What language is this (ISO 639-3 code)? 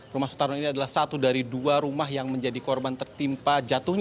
ind